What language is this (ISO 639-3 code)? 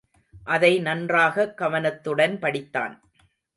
tam